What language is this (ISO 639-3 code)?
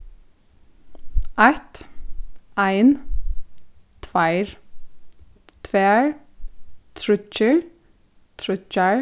fao